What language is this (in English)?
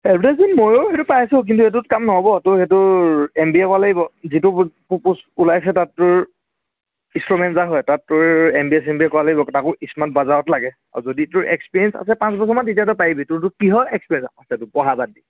Assamese